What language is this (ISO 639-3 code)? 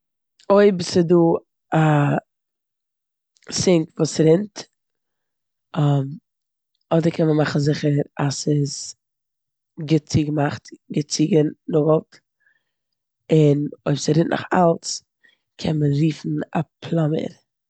yid